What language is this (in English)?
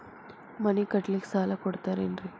Kannada